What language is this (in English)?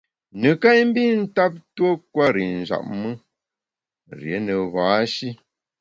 Bamun